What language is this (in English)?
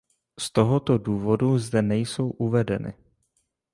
Czech